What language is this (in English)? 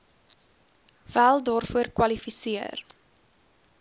Afrikaans